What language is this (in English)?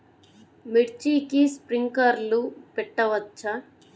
Telugu